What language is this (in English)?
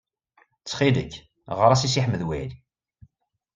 Kabyle